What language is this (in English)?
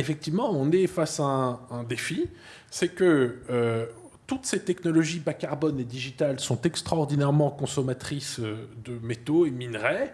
French